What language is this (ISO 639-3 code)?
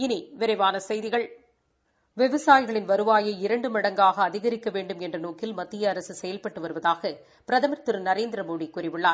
tam